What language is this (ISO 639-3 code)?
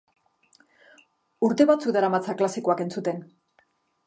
eus